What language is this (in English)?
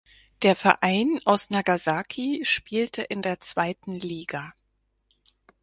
German